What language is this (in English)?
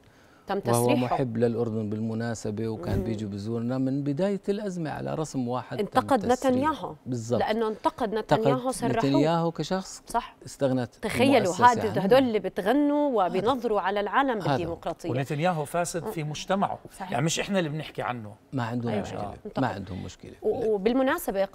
Arabic